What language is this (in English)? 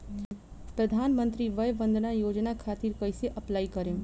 Bhojpuri